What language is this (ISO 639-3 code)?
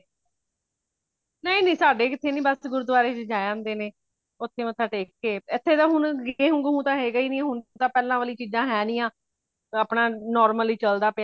pan